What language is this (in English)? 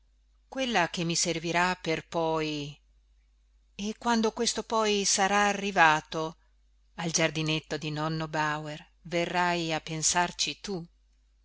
Italian